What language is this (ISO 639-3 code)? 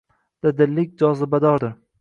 uzb